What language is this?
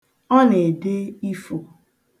Igbo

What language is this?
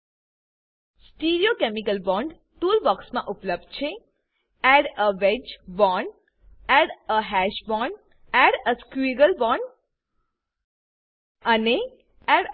Gujarati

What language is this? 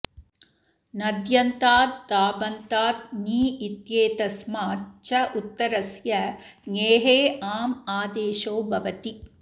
Sanskrit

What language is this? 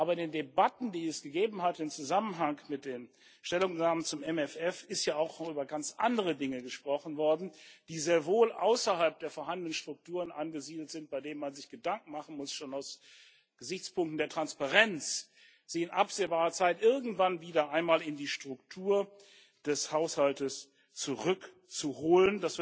German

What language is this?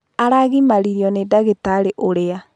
Kikuyu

